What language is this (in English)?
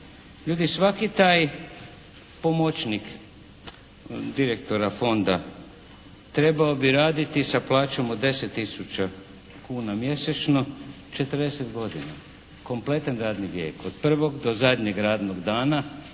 Croatian